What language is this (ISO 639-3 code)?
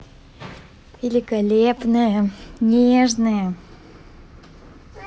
rus